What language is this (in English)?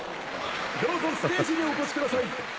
Japanese